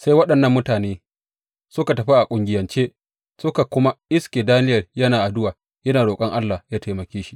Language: Hausa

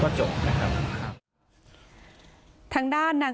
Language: Thai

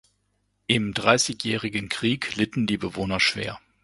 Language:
German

